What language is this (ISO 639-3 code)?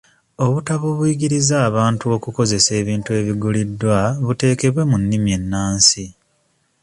lug